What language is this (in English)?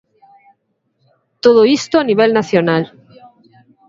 Galician